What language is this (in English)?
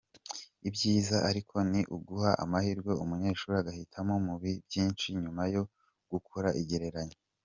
Kinyarwanda